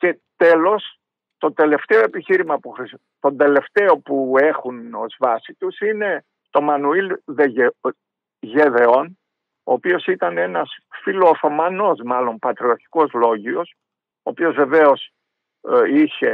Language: Greek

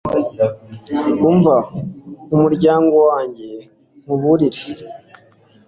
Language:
Kinyarwanda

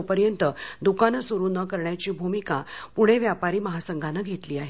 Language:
Marathi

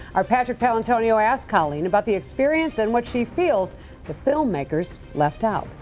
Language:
English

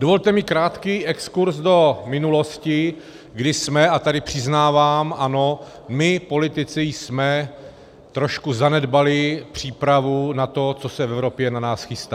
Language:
Czech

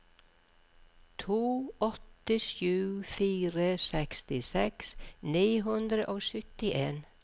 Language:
Norwegian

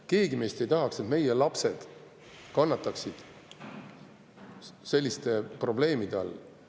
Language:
Estonian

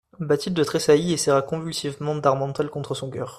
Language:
French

